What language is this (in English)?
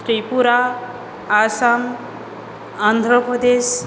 Sanskrit